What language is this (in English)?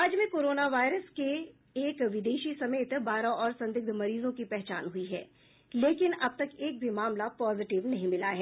Hindi